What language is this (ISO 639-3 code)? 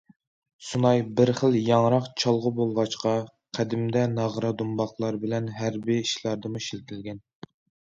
uig